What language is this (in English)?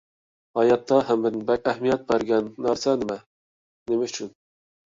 Uyghur